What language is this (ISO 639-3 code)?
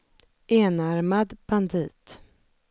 swe